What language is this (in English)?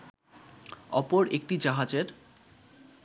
Bangla